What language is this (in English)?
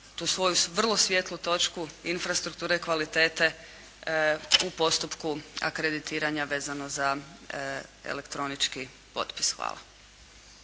Croatian